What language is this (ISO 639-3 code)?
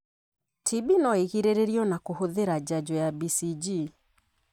kik